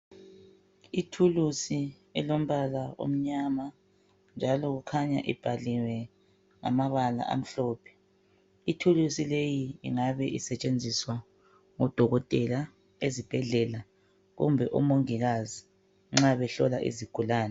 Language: North Ndebele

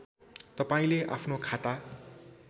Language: Nepali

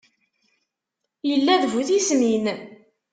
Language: Kabyle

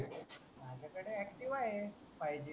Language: Marathi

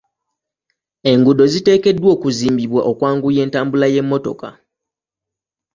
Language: Ganda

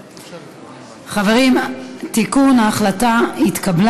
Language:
Hebrew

